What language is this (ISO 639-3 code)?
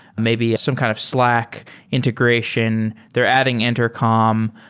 eng